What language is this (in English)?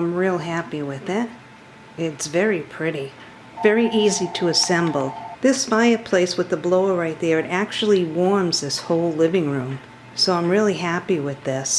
English